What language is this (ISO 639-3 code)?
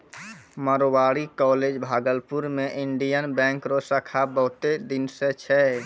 mai